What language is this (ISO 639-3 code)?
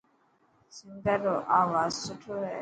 mki